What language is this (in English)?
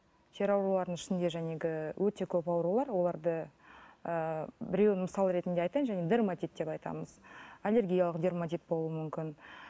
Kazakh